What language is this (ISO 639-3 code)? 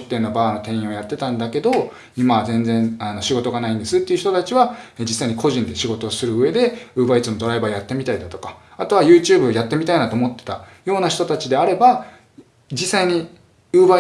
jpn